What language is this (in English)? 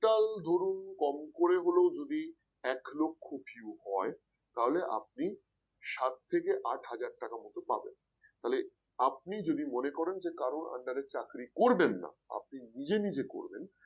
Bangla